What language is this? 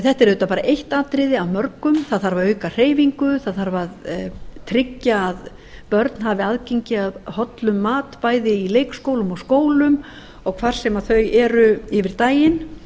Icelandic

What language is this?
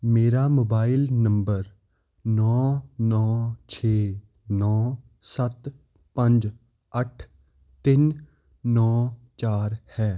Punjabi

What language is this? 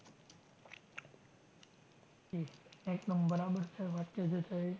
Gujarati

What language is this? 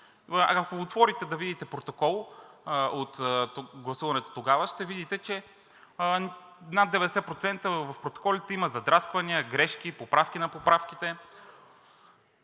Bulgarian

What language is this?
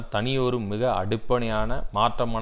Tamil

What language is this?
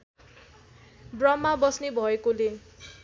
Nepali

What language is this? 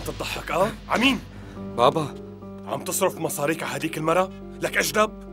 Arabic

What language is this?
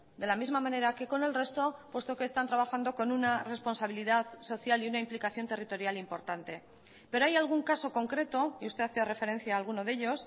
Spanish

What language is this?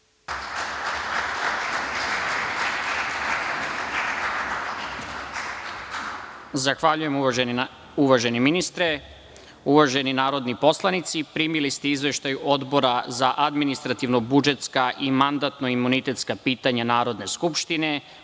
Serbian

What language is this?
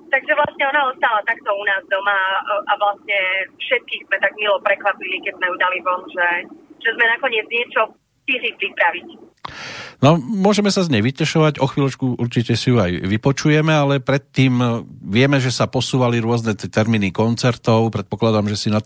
Slovak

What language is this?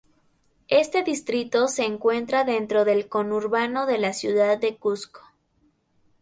Spanish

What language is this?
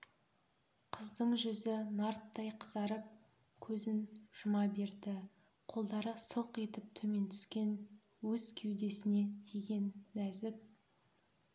Kazakh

